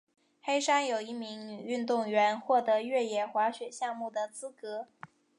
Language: Chinese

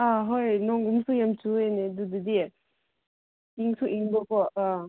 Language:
Manipuri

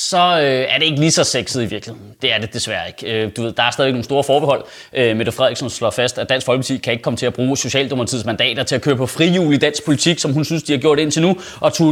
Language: Danish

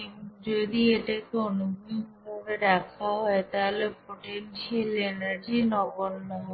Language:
Bangla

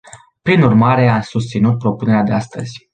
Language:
Romanian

